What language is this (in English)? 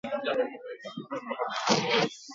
Basque